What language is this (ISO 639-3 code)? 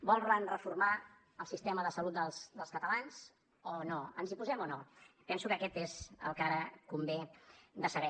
cat